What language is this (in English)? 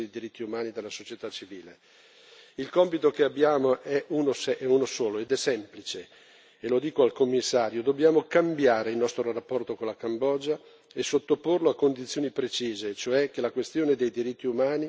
Italian